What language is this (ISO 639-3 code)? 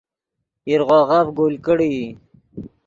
ydg